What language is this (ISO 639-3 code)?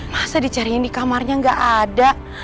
ind